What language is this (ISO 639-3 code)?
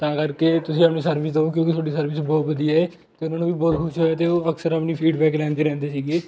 pan